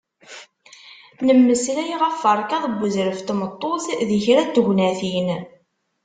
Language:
Kabyle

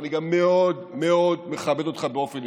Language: Hebrew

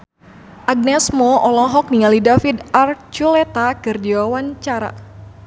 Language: Sundanese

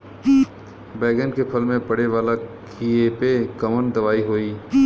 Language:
Bhojpuri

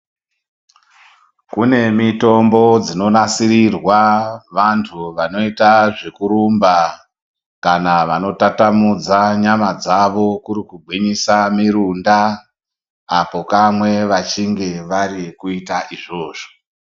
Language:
Ndau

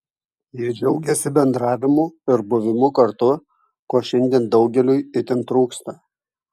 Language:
Lithuanian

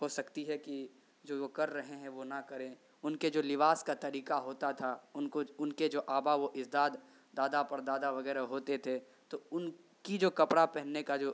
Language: Urdu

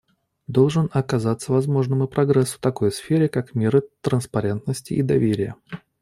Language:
Russian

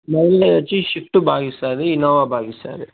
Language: Telugu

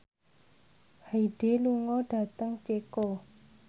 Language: Javanese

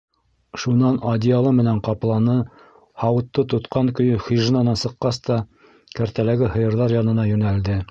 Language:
Bashkir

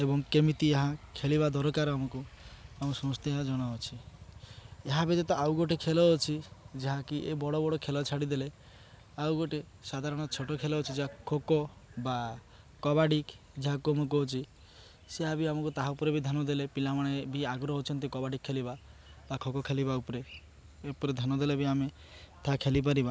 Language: Odia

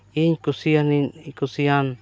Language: Santali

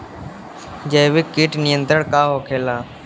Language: Bhojpuri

